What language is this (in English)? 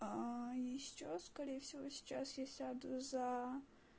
Russian